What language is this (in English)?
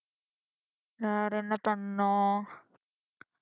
Tamil